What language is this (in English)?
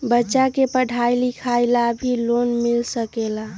Magahi